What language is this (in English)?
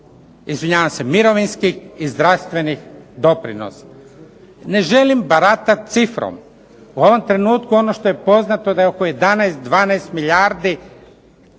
Croatian